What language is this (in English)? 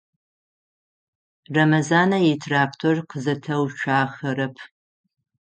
Adyghe